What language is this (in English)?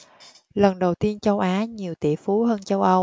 Vietnamese